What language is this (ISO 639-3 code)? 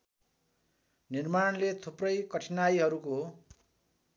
nep